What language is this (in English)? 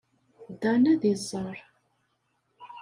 Kabyle